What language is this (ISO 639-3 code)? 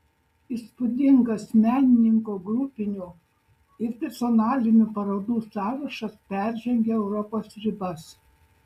lit